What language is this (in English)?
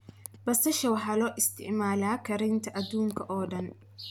Somali